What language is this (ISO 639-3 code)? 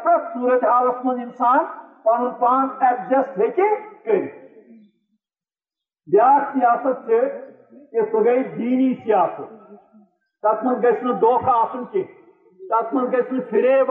urd